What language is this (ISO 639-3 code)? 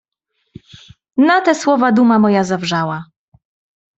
pol